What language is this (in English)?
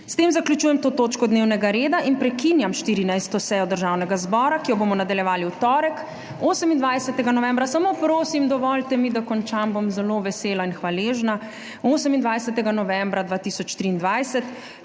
Slovenian